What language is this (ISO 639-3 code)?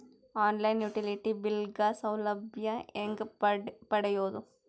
kan